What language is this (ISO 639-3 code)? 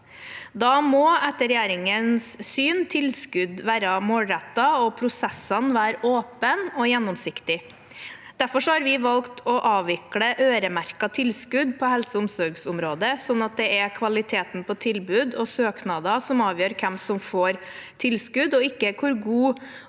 nor